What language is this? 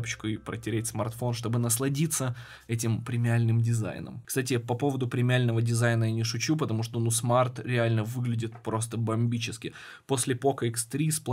Russian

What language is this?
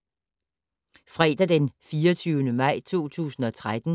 Danish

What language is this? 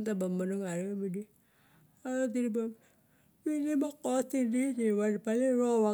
Barok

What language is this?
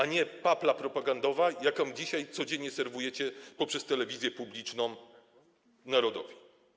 Polish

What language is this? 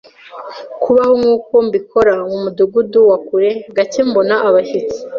Kinyarwanda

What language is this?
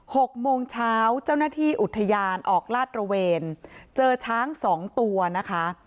Thai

